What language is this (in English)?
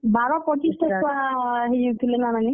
Odia